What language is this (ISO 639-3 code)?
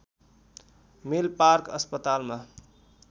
nep